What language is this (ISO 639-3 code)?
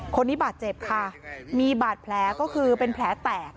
tha